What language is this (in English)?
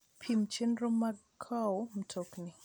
Luo (Kenya and Tanzania)